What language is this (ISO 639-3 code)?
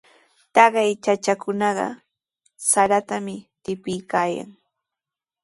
qws